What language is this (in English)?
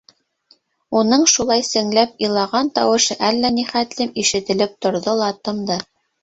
Bashkir